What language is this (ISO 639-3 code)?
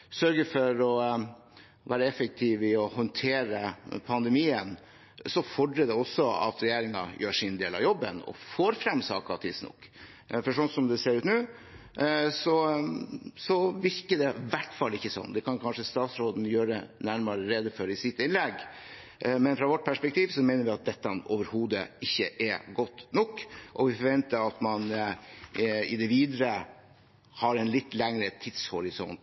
nob